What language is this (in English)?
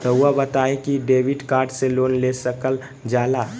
Magahi